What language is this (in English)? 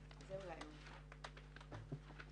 Hebrew